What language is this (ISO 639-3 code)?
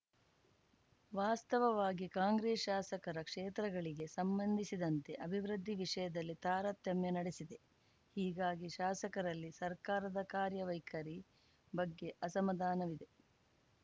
kan